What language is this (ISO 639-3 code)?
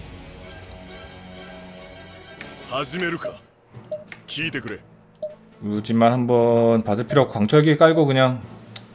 kor